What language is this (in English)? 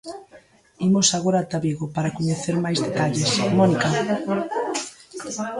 Galician